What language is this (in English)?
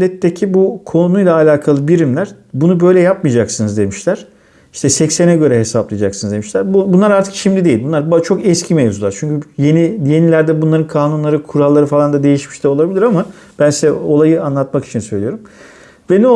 Turkish